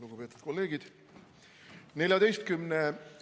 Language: Estonian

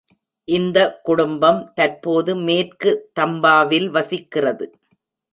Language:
Tamil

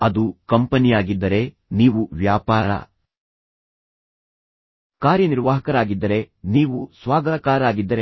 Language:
Kannada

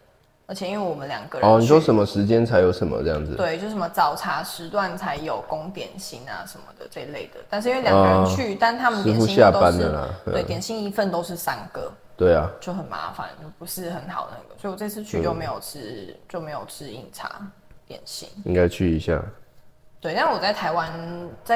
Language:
Chinese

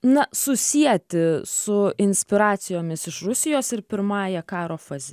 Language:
Lithuanian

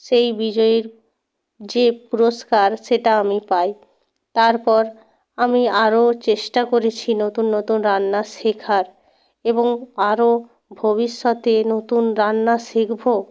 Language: Bangla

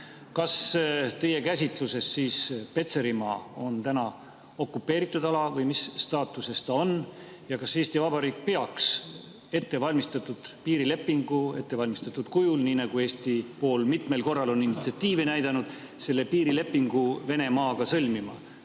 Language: Estonian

